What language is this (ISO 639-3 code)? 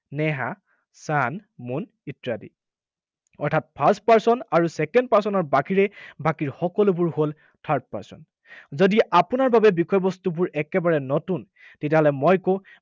asm